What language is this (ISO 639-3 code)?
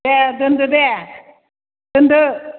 brx